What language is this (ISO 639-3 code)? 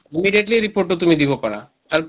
asm